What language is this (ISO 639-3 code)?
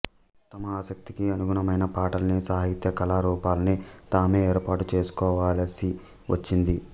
tel